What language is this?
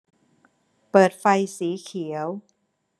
Thai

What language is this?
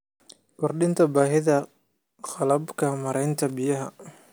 Somali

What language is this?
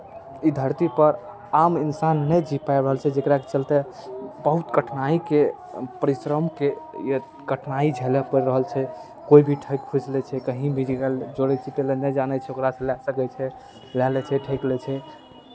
Maithili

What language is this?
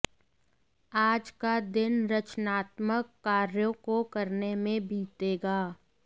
Hindi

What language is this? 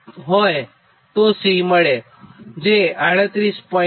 Gujarati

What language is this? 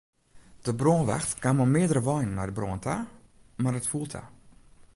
Western Frisian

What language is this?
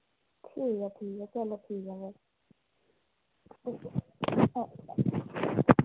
Dogri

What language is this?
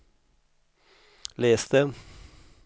Swedish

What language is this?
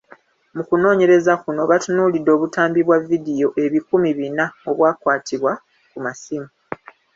Ganda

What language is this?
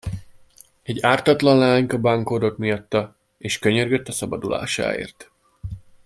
Hungarian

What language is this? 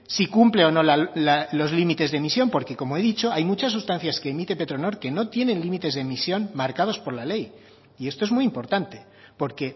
Spanish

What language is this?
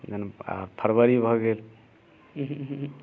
Maithili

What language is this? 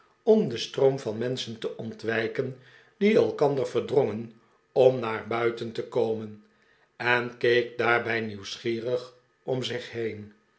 Dutch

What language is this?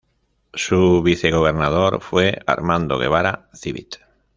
Spanish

